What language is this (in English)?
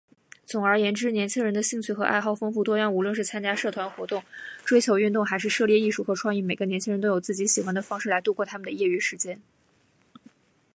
Chinese